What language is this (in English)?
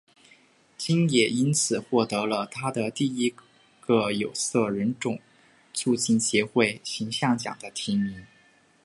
Chinese